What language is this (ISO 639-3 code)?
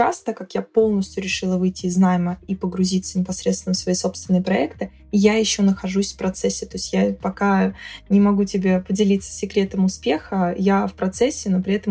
rus